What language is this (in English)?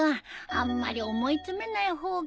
Japanese